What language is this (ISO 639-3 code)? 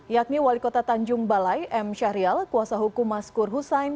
ind